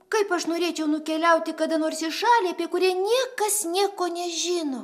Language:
Lithuanian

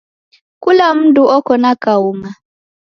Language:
Taita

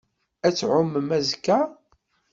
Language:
Kabyle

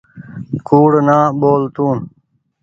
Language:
Goaria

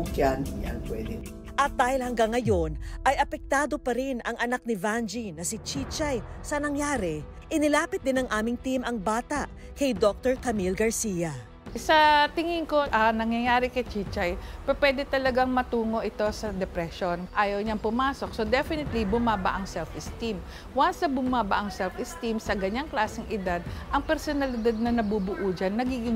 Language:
Filipino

